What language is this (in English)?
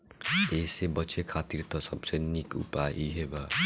Bhojpuri